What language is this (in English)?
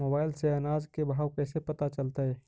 Magahi